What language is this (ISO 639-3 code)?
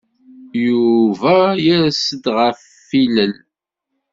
kab